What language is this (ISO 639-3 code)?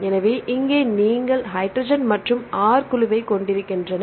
tam